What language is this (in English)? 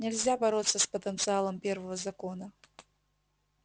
Russian